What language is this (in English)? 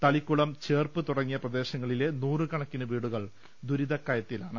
Malayalam